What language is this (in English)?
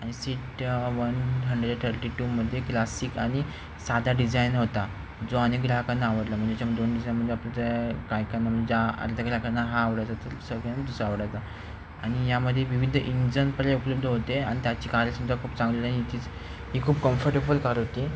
Marathi